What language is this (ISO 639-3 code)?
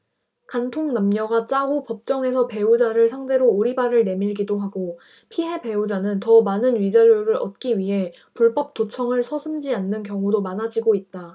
kor